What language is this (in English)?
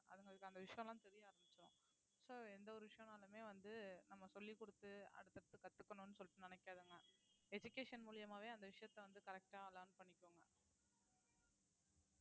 Tamil